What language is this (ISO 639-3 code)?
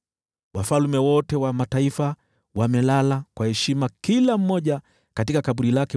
swa